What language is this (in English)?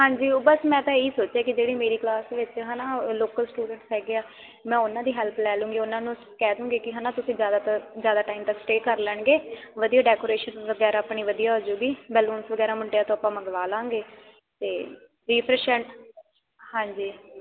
Punjabi